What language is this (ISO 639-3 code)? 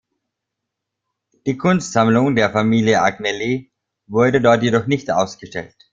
deu